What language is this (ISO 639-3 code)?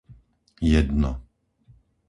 slk